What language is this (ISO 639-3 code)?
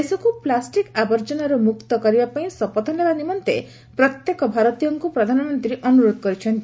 ori